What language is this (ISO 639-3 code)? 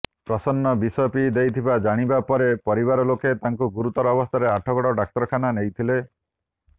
ori